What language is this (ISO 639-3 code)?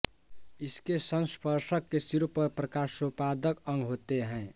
hin